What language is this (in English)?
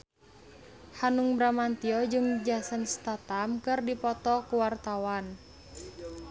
Sundanese